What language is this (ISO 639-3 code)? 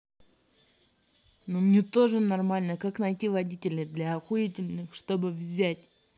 rus